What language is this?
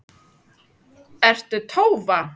Icelandic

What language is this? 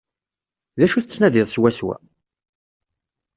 Kabyle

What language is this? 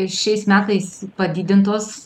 Lithuanian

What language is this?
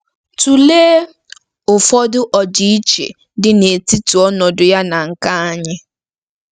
Igbo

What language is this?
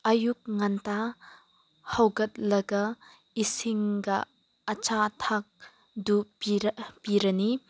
Manipuri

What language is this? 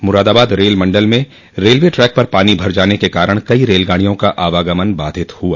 Hindi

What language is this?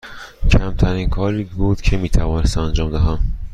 Persian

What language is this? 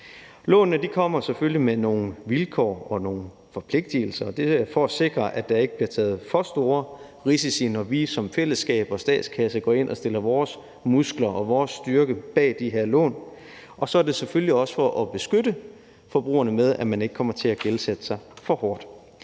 Danish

